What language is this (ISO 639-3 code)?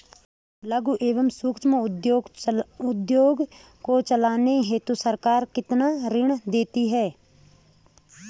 hin